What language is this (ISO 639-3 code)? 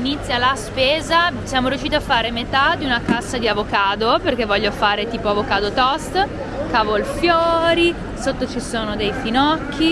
ita